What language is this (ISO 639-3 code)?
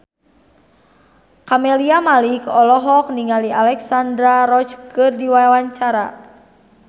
sun